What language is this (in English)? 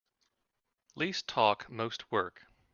English